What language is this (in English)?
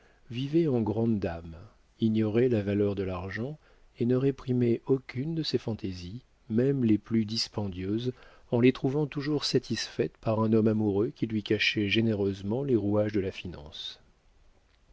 French